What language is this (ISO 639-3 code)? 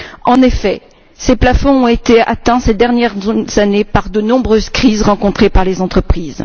fra